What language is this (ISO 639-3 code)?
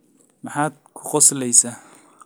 som